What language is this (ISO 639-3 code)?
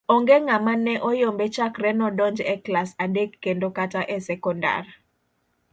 luo